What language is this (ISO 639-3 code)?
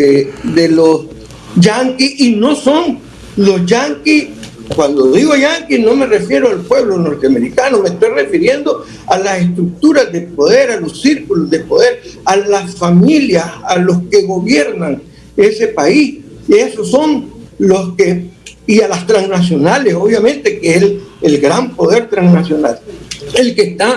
spa